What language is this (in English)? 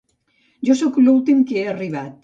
Catalan